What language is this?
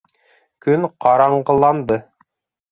Bashkir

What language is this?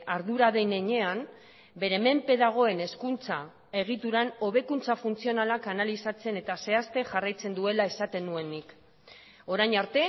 Basque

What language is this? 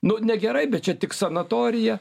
Lithuanian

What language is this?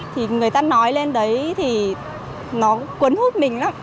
Vietnamese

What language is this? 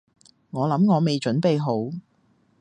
Cantonese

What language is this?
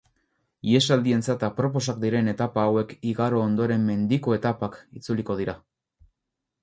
Basque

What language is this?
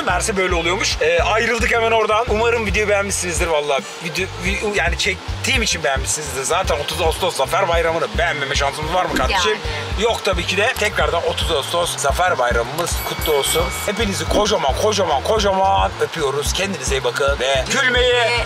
Turkish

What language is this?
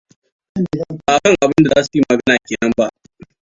Hausa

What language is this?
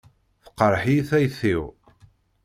Kabyle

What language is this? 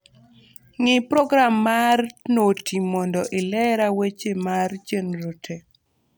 Luo (Kenya and Tanzania)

